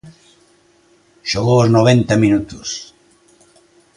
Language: Galician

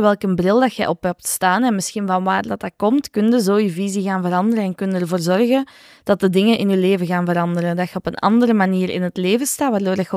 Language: Dutch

